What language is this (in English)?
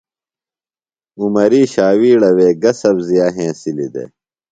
Phalura